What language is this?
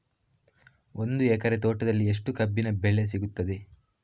Kannada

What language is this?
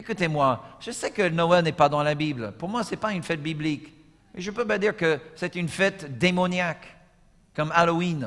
French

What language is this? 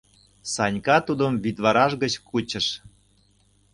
Mari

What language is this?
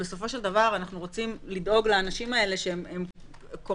Hebrew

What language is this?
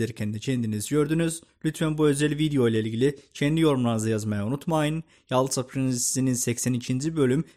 Turkish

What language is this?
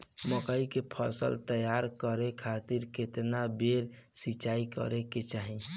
Bhojpuri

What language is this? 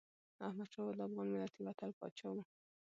Pashto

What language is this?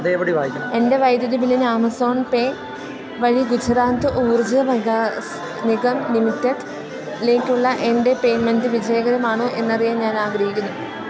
Malayalam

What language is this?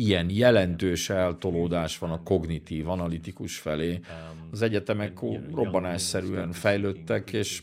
Hungarian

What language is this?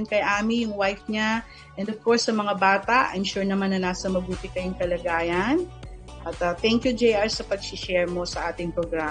Filipino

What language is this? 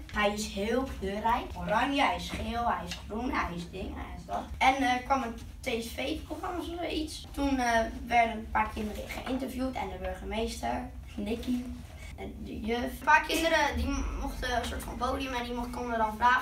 Dutch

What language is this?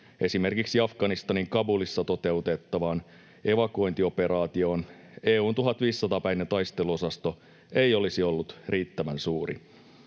Finnish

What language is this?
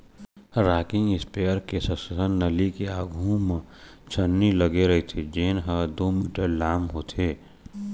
Chhattisgarhi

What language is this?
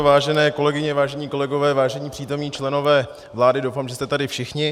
Czech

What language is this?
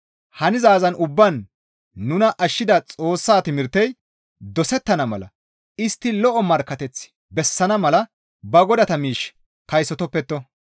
Gamo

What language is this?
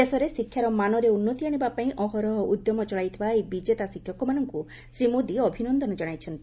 Odia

